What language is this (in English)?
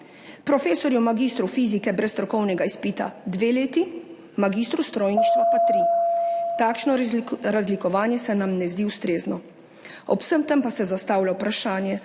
Slovenian